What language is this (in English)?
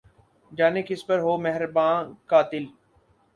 Urdu